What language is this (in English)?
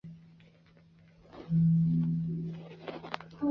Chinese